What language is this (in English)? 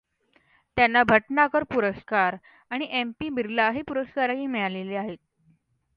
Marathi